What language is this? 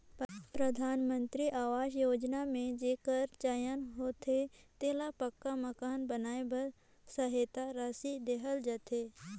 Chhattisgarhi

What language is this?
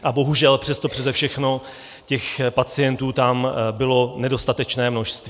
Czech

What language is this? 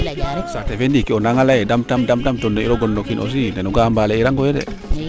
Serer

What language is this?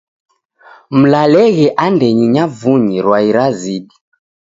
Taita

